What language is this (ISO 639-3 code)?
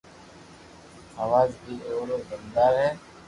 lrk